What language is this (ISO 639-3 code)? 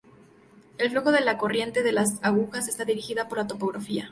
spa